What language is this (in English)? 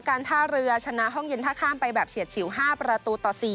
Thai